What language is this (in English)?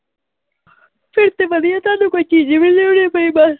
Punjabi